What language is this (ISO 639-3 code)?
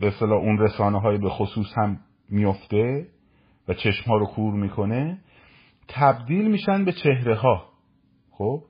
fas